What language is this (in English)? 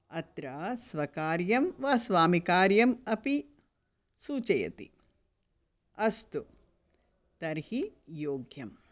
Sanskrit